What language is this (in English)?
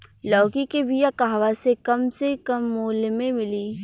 Bhojpuri